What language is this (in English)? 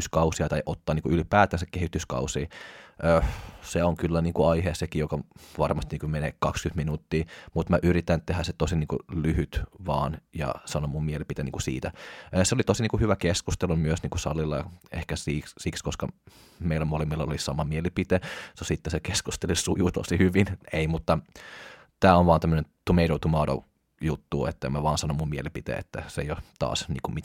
Finnish